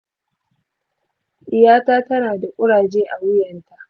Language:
Hausa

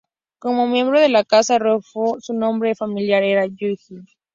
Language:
Spanish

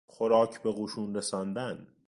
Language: Persian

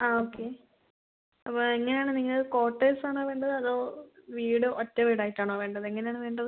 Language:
Malayalam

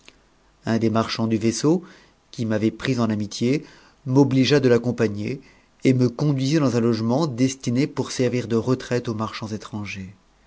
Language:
French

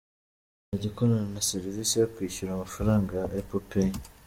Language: Kinyarwanda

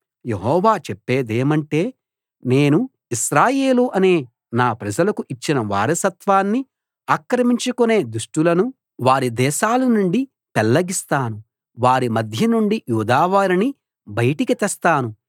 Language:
Telugu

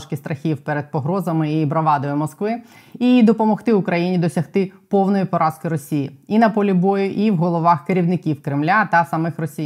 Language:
Ukrainian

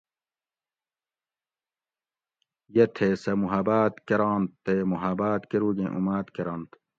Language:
Gawri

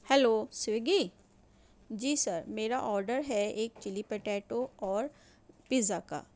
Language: Urdu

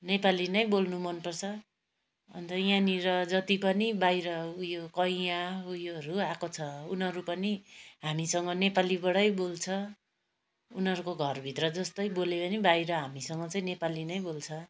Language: Nepali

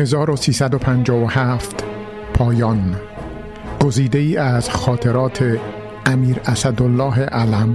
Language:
Persian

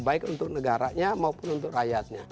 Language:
Indonesian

